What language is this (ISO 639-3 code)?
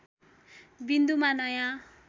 nep